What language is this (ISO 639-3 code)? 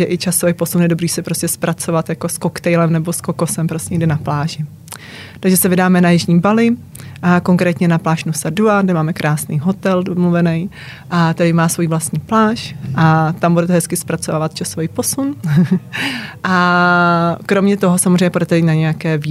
ces